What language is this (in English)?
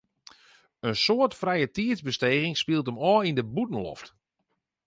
Western Frisian